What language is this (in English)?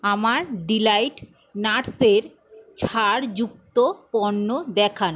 Bangla